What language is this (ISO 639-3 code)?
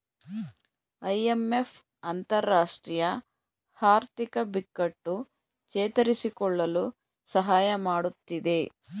kan